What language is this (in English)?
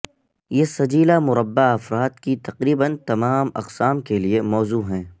Urdu